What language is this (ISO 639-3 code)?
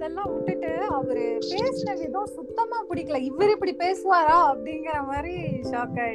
tam